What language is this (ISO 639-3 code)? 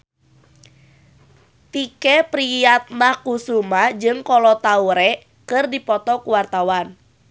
sun